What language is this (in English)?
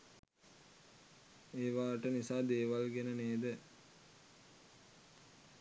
Sinhala